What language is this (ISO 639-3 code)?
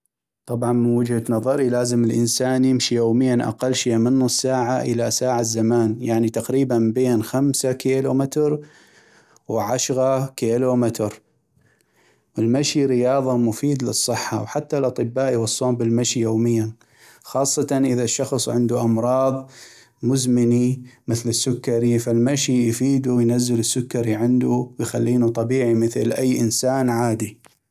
ayp